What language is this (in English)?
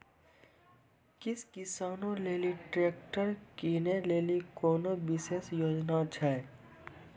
Maithili